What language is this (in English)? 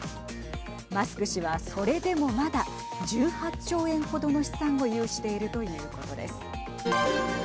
Japanese